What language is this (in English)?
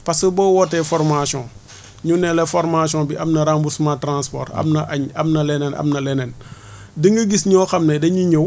Wolof